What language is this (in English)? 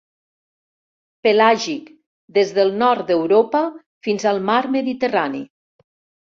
Catalan